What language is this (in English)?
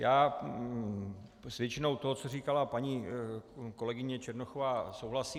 Czech